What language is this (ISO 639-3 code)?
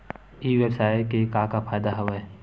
hne